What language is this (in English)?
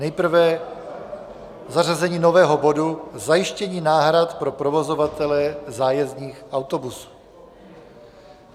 Czech